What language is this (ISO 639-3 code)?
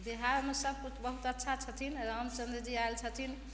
mai